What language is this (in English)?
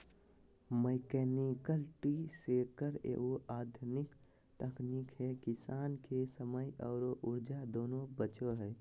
Magahi